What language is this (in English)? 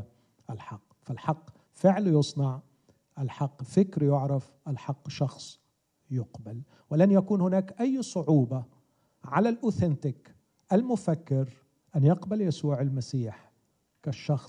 Arabic